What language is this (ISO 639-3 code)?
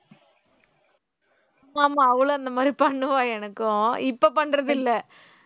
tam